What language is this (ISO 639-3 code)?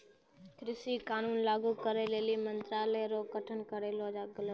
mai